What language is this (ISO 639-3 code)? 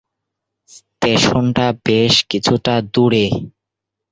ben